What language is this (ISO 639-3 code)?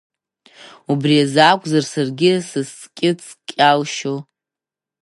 abk